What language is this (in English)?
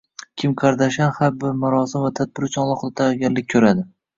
Uzbek